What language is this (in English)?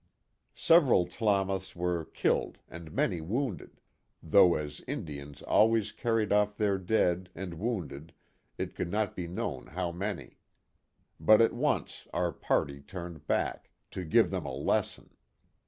English